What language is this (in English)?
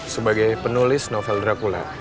Indonesian